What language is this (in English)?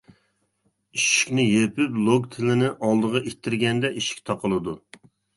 Uyghur